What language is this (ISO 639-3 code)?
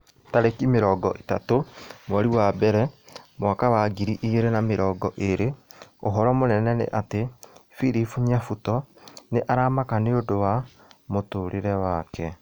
kik